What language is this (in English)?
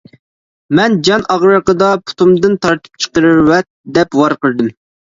Uyghur